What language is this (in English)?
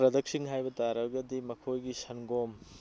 Manipuri